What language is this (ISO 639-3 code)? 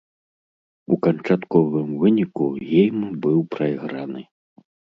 bel